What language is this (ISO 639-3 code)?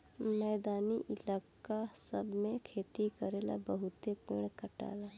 bho